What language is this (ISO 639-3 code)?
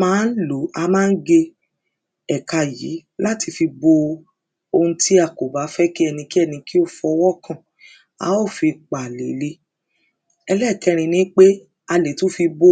yor